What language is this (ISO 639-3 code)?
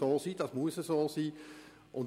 gsw